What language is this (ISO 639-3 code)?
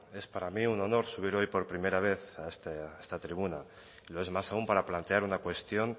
spa